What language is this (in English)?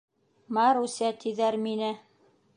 Bashkir